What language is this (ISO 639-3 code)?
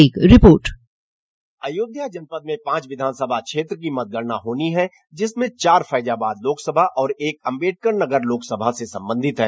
hin